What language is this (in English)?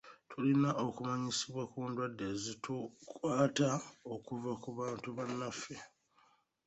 Ganda